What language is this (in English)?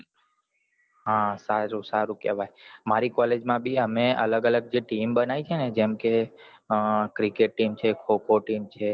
Gujarati